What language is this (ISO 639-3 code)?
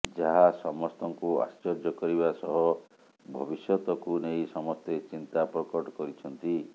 ori